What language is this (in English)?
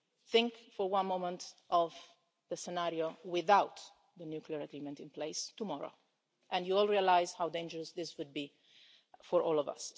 English